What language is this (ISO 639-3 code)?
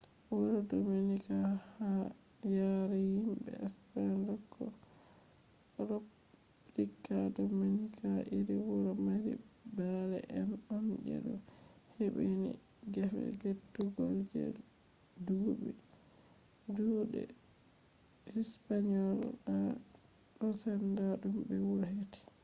ful